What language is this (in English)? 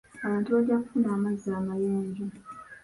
Ganda